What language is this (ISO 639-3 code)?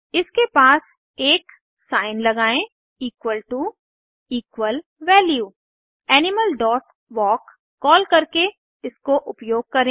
hin